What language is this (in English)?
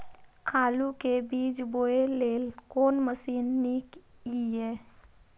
Maithili